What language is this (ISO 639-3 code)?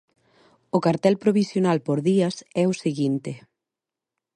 glg